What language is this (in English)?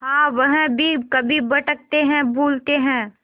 Hindi